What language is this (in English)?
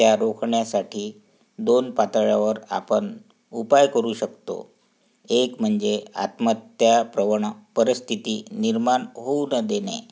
Marathi